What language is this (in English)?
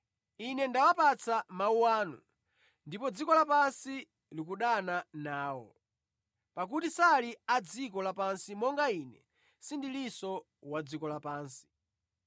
Nyanja